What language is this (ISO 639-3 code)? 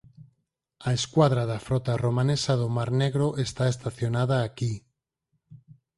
glg